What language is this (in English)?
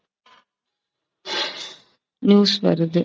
Tamil